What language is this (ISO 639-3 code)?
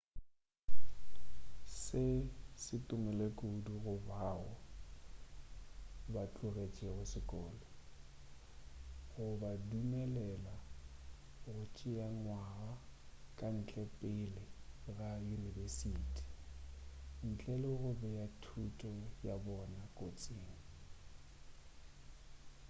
nso